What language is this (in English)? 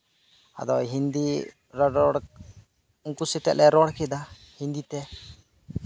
Santali